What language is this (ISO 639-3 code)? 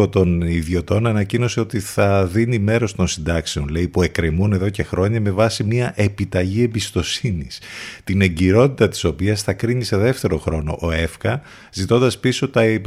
ell